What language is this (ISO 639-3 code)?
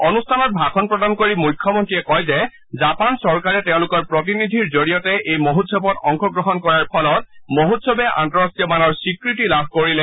asm